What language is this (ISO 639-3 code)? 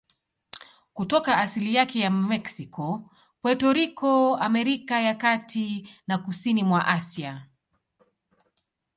swa